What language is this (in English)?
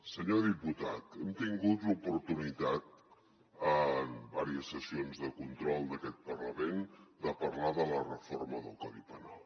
Catalan